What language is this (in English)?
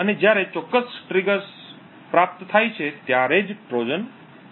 Gujarati